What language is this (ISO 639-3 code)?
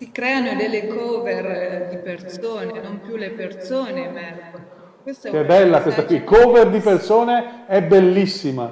ita